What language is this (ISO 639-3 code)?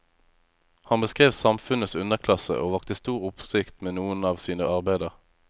nor